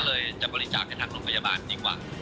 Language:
Thai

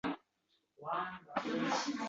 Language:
Uzbek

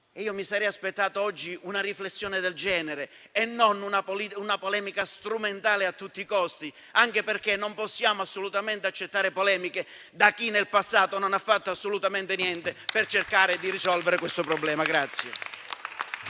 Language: Italian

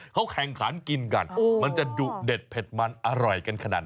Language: Thai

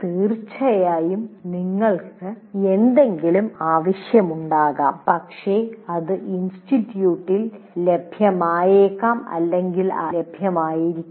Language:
Malayalam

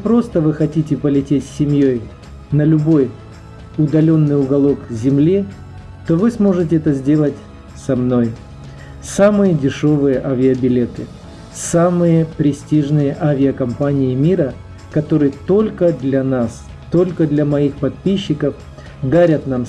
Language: Russian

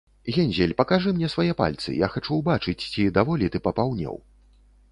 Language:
Belarusian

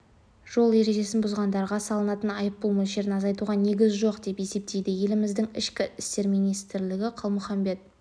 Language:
Kazakh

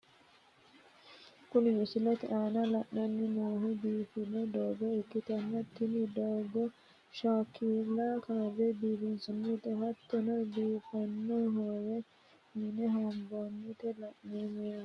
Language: Sidamo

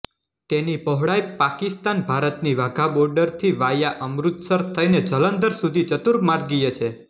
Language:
Gujarati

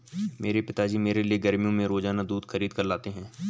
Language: Hindi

